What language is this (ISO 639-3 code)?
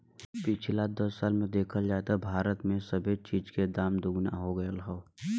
bho